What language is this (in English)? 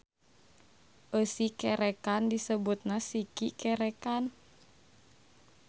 Sundanese